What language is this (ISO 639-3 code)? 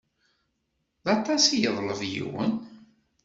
kab